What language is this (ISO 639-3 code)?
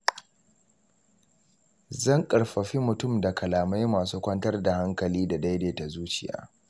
hau